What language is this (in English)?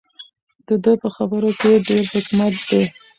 Pashto